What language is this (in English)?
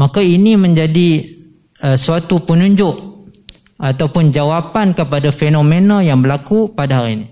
Malay